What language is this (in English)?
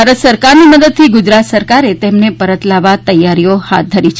Gujarati